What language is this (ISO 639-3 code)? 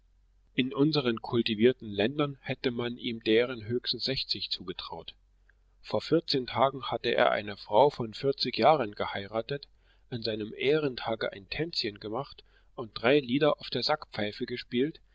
deu